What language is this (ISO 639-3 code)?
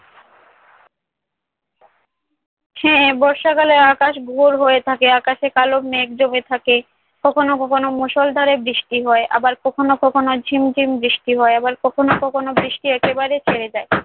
ben